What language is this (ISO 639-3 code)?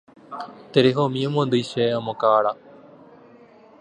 grn